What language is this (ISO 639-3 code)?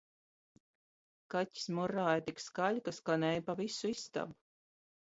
lav